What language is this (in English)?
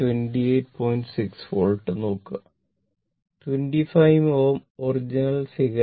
Malayalam